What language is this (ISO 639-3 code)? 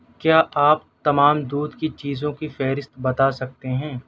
urd